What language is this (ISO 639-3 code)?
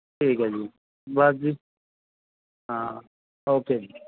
pan